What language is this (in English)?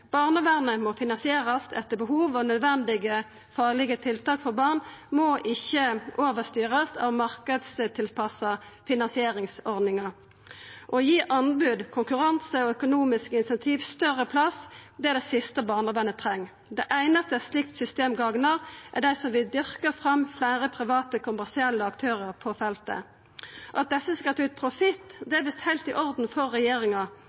Norwegian Nynorsk